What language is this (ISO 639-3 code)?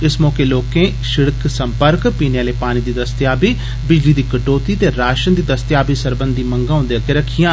doi